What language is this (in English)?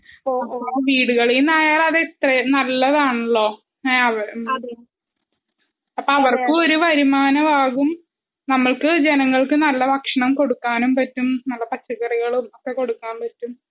Malayalam